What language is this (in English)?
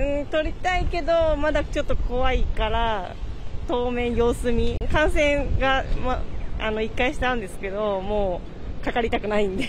Japanese